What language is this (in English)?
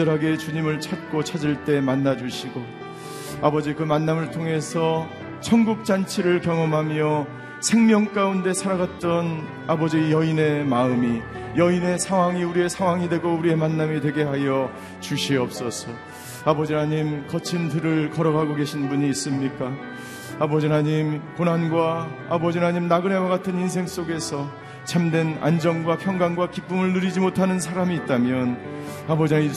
Korean